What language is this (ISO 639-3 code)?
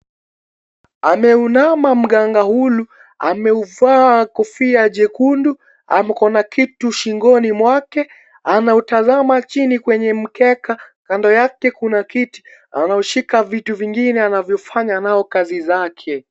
swa